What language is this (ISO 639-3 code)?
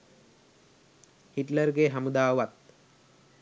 sin